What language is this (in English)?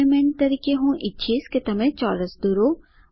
Gujarati